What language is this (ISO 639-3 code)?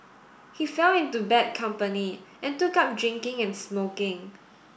eng